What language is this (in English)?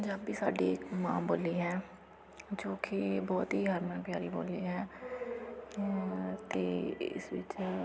Punjabi